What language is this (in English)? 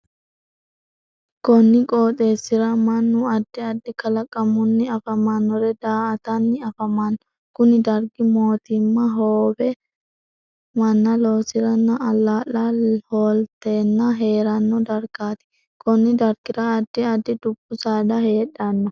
Sidamo